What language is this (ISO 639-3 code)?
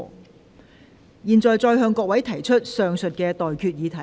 yue